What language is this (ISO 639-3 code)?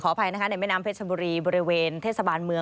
tha